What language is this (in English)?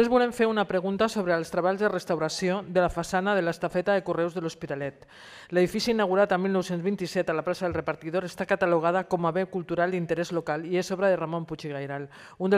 Spanish